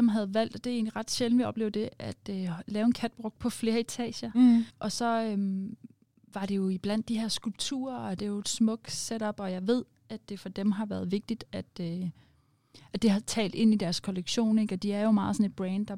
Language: Danish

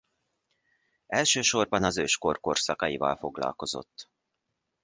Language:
Hungarian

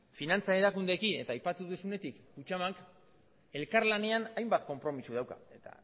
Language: Basque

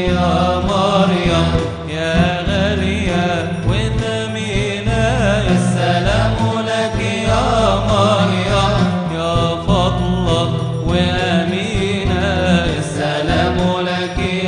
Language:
Arabic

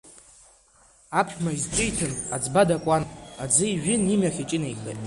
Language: Abkhazian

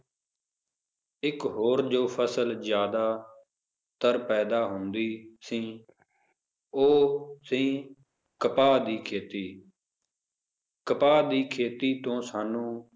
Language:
Punjabi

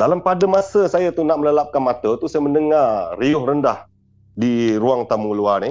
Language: Malay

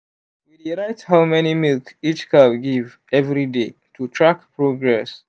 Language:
Nigerian Pidgin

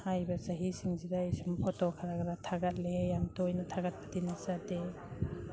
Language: Manipuri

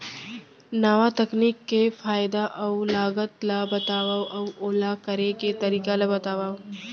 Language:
Chhattisgarhi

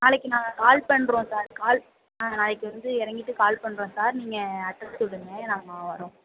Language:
Tamil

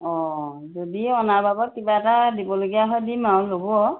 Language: Assamese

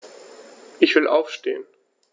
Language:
German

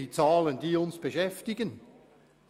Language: Swiss German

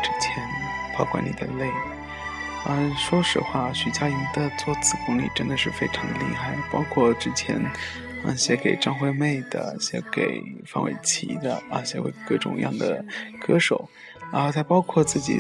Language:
Chinese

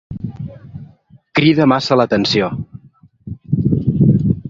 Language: Catalan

